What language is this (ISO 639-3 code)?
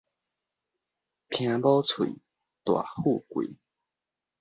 nan